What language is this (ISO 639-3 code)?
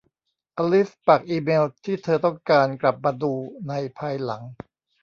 tha